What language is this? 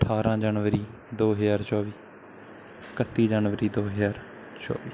Punjabi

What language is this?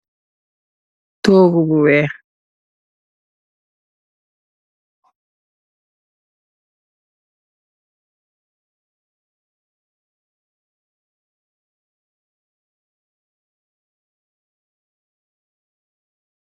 Wolof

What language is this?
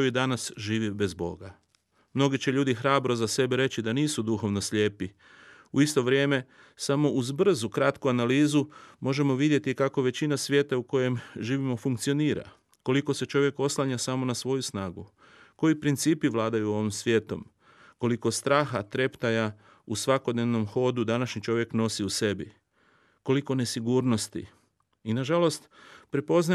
Croatian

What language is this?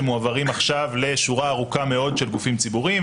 Hebrew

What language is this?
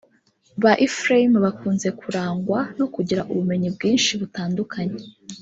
Kinyarwanda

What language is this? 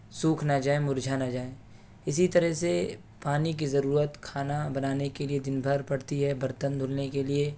Urdu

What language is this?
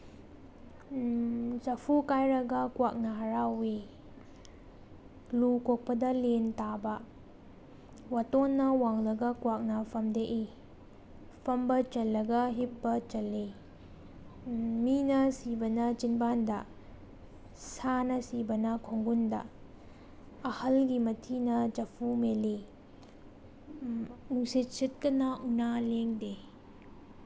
Manipuri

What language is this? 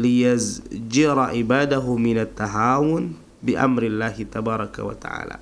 Indonesian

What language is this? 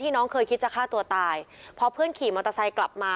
Thai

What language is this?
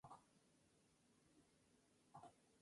Spanish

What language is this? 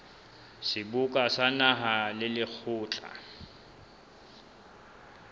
Southern Sotho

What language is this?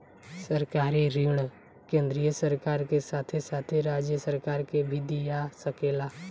Bhojpuri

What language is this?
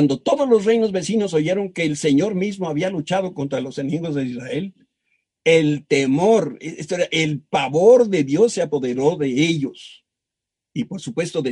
Spanish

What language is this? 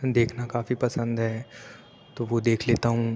Urdu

